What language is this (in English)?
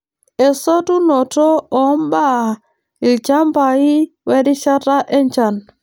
Masai